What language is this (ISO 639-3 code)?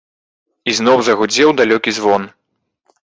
bel